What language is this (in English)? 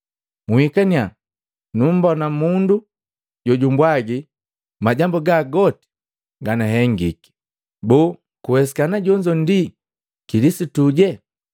Matengo